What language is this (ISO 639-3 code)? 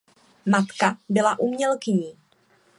ces